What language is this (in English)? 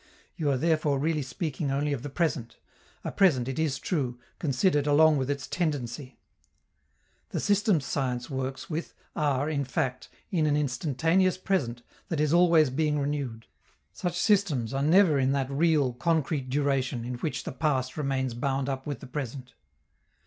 English